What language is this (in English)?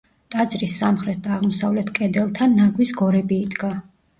Georgian